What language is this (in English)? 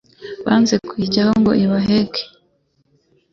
Kinyarwanda